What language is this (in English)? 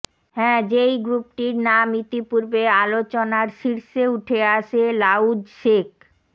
Bangla